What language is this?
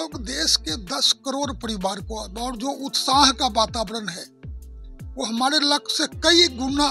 Hindi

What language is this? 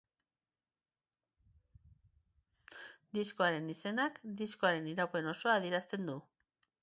Basque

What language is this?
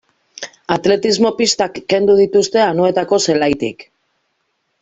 Basque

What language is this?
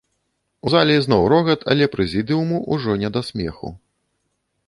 Belarusian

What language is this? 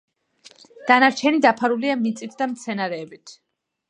Georgian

